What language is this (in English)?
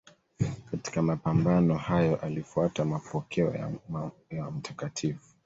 Swahili